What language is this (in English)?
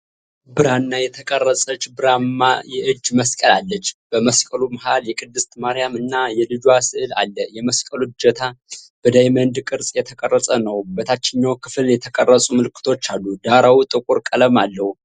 Amharic